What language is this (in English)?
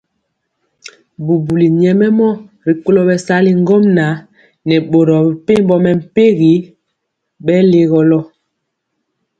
Mpiemo